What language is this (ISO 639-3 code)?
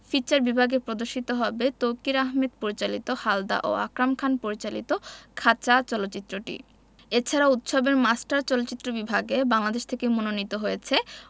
ben